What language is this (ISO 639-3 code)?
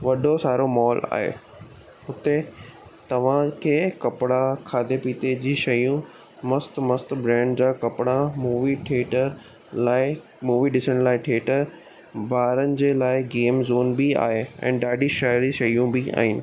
snd